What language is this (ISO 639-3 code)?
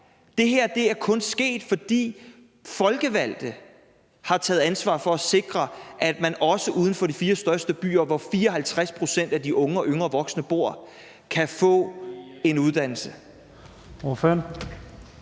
dan